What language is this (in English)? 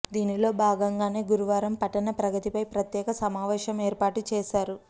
Telugu